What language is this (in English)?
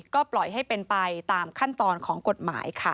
Thai